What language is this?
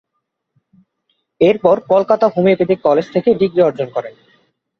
Bangla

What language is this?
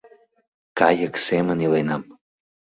Mari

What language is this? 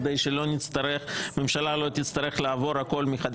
Hebrew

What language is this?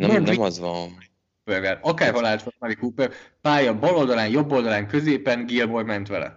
Hungarian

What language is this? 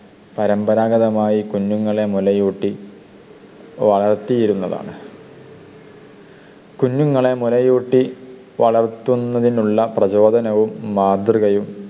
Malayalam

